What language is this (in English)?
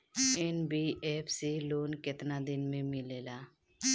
Bhojpuri